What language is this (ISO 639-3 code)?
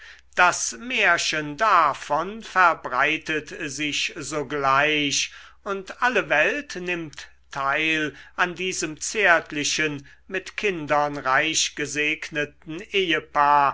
deu